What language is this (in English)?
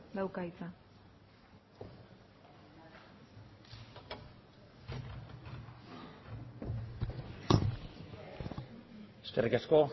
Basque